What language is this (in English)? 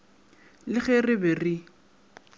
Northern Sotho